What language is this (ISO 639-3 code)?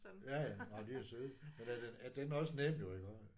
dan